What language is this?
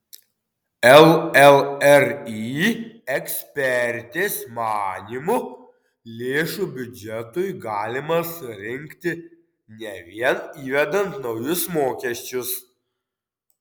Lithuanian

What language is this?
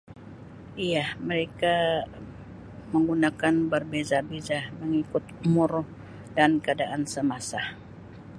Sabah Malay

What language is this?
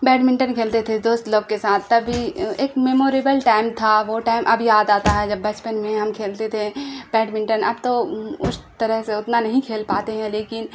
Urdu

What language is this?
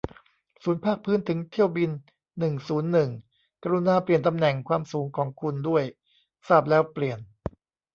Thai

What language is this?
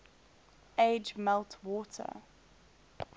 English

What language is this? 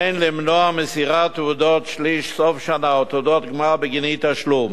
Hebrew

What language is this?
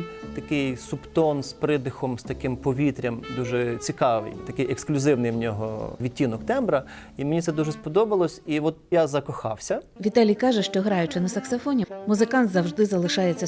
Ukrainian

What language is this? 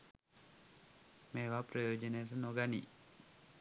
Sinhala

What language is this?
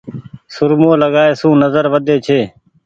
Goaria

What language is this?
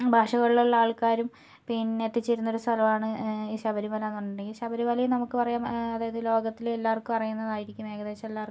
Malayalam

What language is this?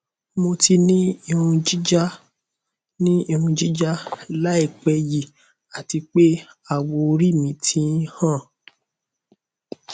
Yoruba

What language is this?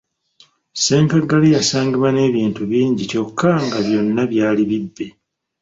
Ganda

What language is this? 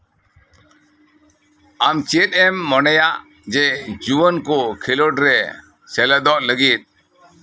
Santali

